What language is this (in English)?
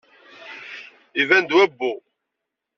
Kabyle